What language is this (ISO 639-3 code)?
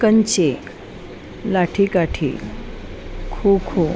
san